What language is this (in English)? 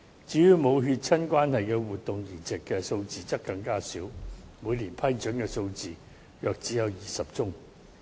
Cantonese